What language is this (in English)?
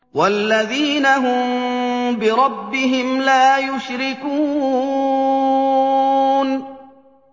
Arabic